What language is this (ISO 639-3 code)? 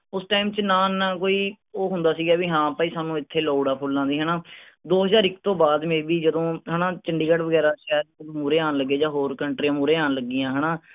pan